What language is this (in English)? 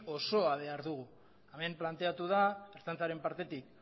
Basque